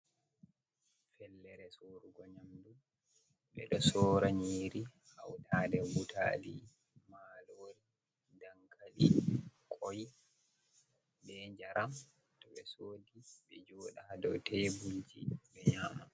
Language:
Fula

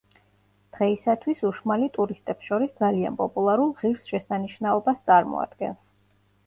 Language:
Georgian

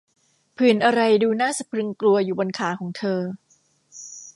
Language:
Thai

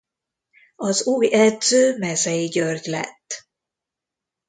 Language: Hungarian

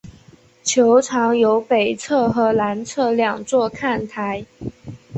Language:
Chinese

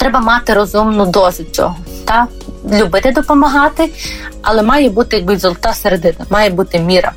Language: Ukrainian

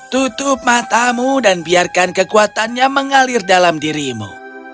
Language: Indonesian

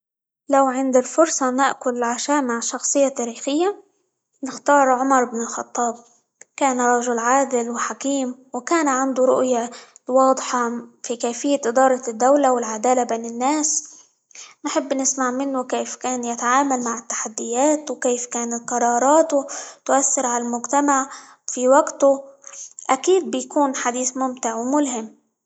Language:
Libyan Arabic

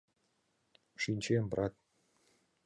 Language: Mari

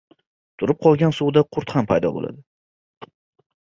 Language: Uzbek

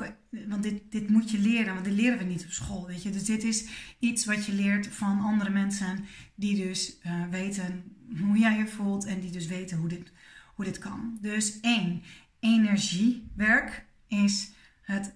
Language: Dutch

